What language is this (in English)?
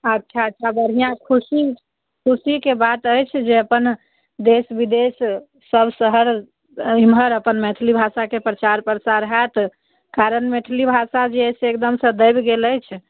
Maithili